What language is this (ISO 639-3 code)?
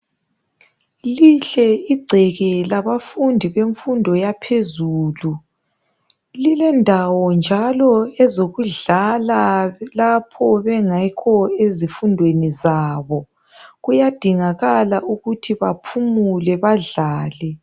nde